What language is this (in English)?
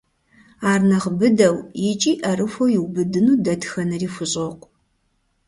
Kabardian